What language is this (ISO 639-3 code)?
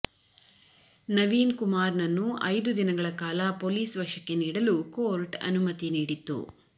kan